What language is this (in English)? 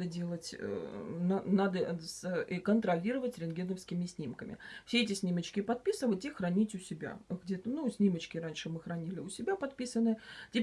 Russian